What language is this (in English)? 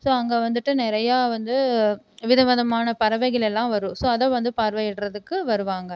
Tamil